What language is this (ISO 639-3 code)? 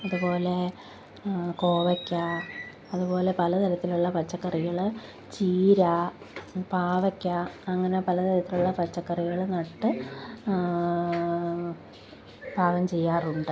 mal